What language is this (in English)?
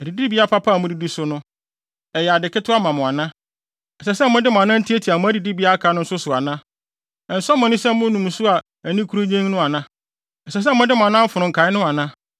Akan